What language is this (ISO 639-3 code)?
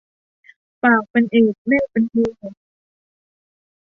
tha